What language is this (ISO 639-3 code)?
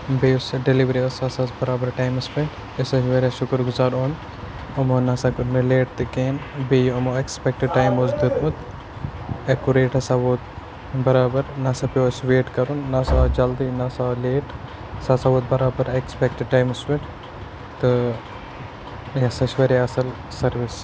kas